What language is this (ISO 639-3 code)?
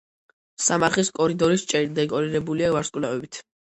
kat